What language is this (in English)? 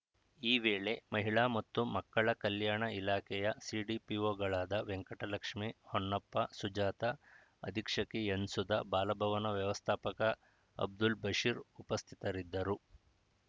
Kannada